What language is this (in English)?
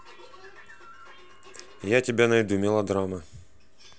Russian